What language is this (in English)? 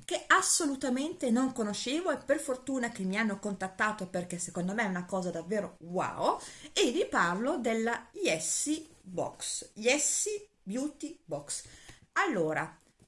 Italian